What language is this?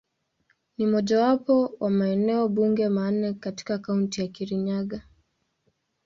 Swahili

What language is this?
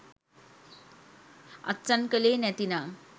Sinhala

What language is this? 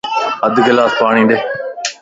Lasi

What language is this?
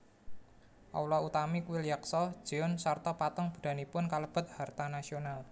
Javanese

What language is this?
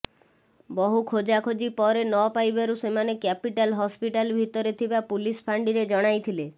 Odia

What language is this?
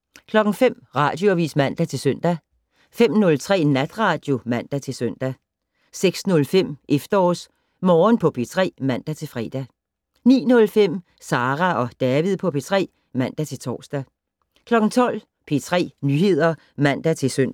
Danish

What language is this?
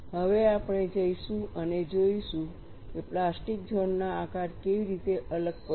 Gujarati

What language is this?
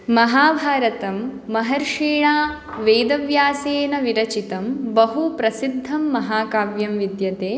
Sanskrit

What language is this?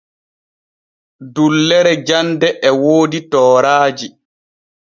Borgu Fulfulde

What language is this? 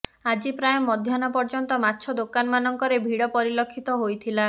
Odia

